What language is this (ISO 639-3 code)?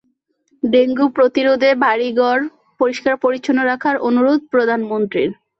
ben